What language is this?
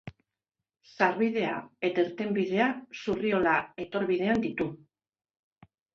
Basque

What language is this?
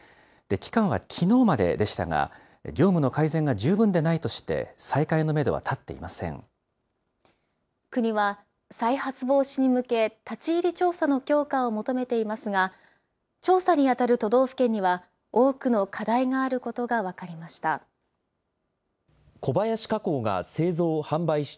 Japanese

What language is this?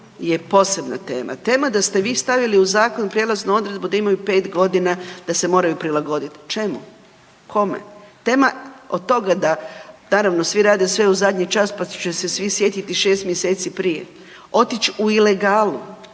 Croatian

